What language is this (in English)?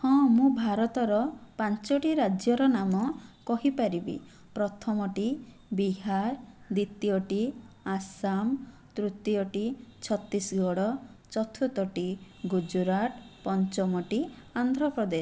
Odia